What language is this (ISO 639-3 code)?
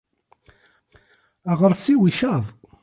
kab